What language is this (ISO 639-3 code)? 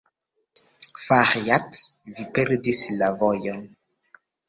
epo